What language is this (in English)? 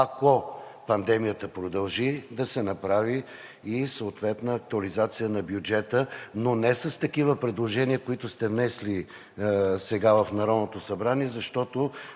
Bulgarian